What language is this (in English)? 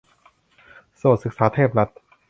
Thai